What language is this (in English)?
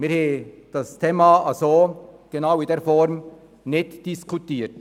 Swiss German